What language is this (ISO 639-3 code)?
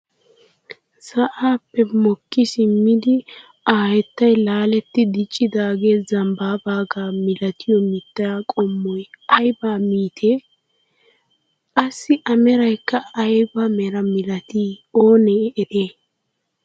wal